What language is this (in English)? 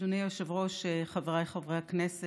Hebrew